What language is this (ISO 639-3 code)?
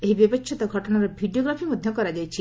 ori